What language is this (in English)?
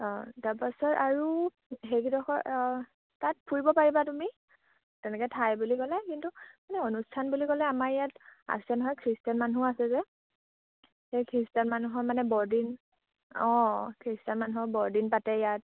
Assamese